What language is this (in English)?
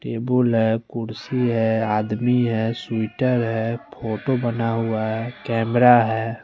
Hindi